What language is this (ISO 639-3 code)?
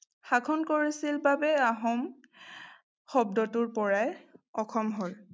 asm